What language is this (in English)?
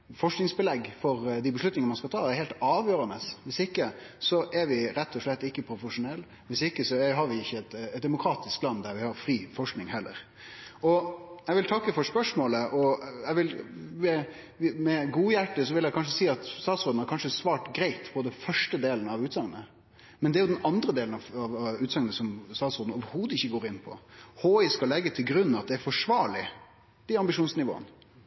Norwegian Nynorsk